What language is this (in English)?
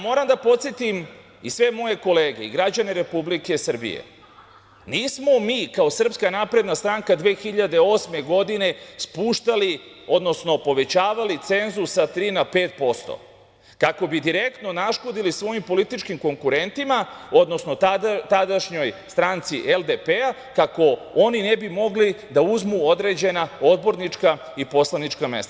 Serbian